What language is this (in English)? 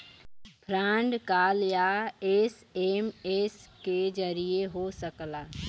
Bhojpuri